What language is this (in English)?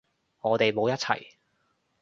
Cantonese